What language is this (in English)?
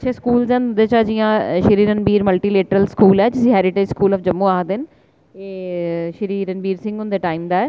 Dogri